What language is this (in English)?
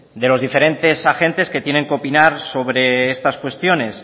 Spanish